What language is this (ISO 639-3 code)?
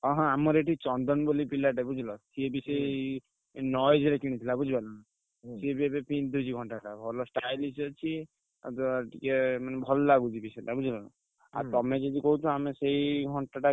ori